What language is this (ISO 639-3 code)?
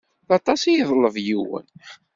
kab